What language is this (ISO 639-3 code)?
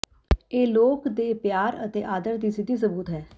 pan